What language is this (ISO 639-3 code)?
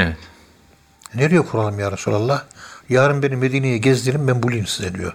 tur